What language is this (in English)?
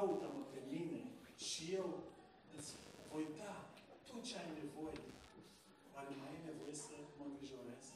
Romanian